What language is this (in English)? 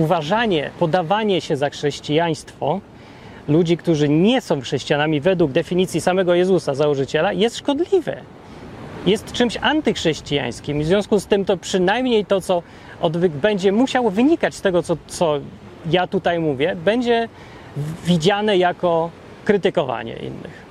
Polish